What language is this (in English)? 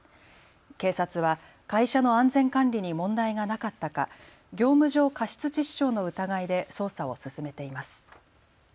Japanese